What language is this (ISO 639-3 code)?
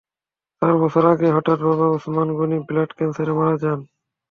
ben